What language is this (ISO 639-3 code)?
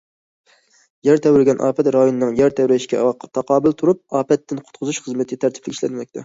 uig